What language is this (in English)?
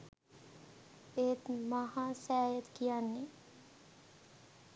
Sinhala